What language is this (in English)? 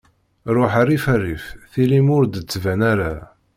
Kabyle